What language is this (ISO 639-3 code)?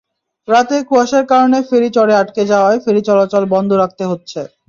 ben